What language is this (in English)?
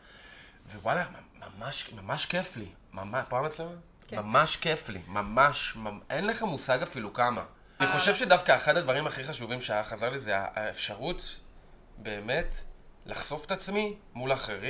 Hebrew